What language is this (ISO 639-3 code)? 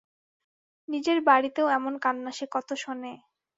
ben